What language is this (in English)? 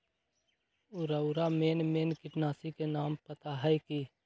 Magahi